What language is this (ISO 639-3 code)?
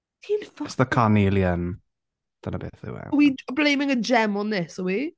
cym